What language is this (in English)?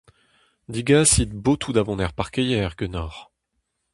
Breton